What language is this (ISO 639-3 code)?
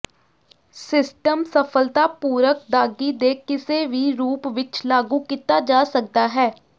pan